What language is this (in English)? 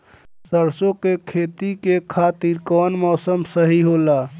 Bhojpuri